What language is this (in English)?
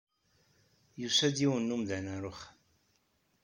Kabyle